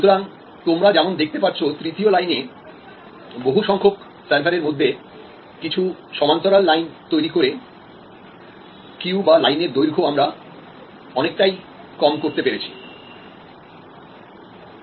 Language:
Bangla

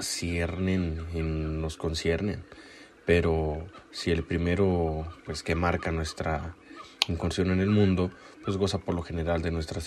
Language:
Spanish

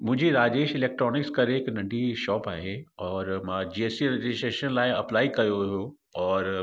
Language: Sindhi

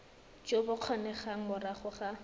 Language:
Tswana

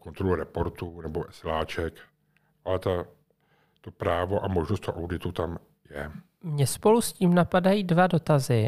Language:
Czech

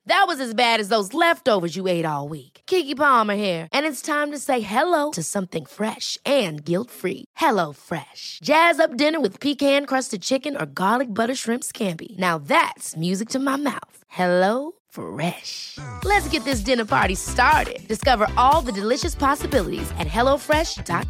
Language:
Swedish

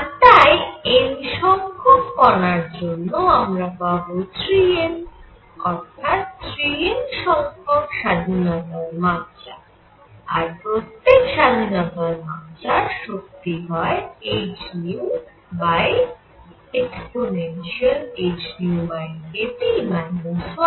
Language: Bangla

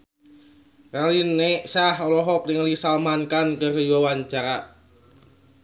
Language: Sundanese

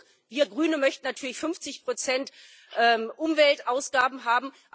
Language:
German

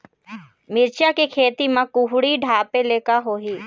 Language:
Chhattisgarhi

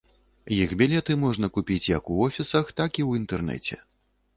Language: Belarusian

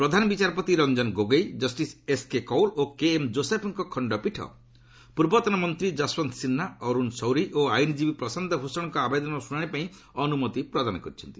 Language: Odia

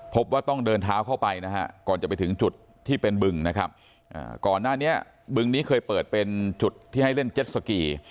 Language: Thai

